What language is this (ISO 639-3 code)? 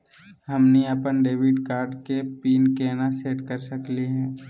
mag